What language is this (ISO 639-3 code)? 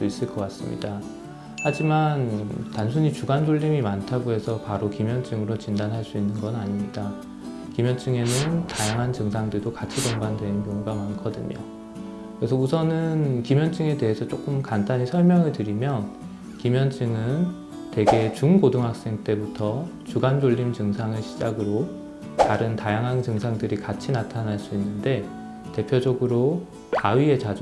kor